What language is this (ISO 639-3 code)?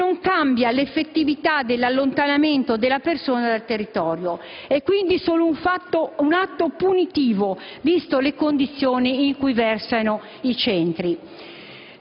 ita